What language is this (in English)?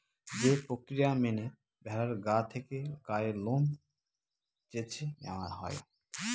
Bangla